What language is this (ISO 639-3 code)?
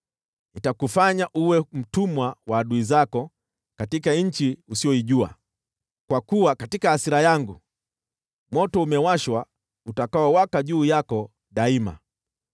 swa